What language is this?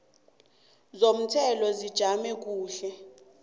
South Ndebele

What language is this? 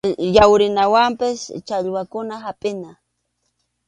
Arequipa-La Unión Quechua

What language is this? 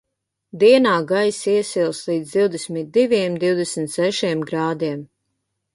Latvian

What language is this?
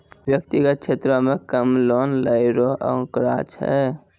Maithili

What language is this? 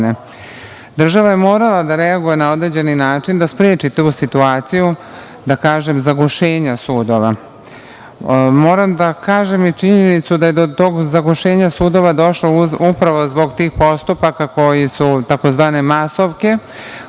Serbian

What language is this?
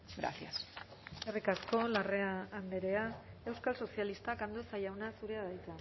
Basque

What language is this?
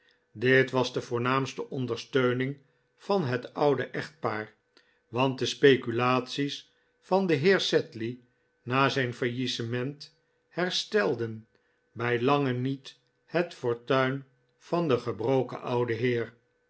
Dutch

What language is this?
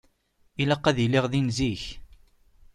Kabyle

